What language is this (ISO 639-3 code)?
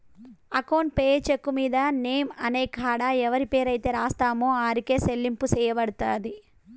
tel